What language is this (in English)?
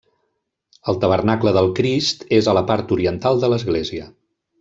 Catalan